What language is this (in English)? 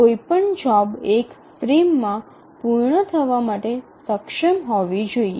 Gujarati